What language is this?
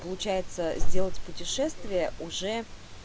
Russian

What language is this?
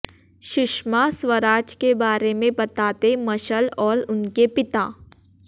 Hindi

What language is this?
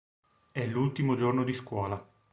Italian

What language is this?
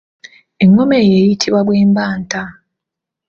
Ganda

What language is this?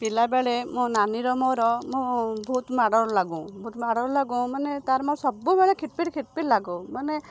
Odia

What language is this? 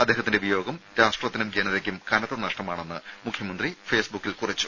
Malayalam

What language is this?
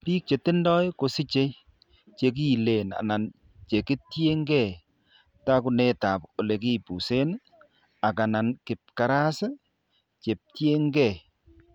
Kalenjin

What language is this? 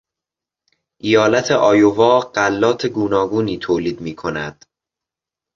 Persian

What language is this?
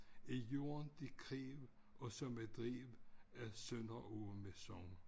Danish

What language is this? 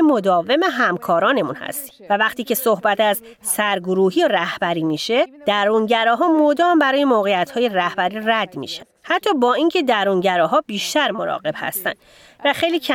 Persian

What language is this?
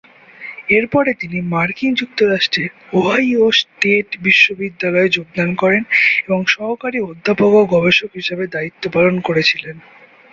Bangla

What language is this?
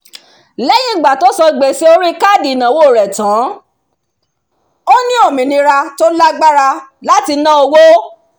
Yoruba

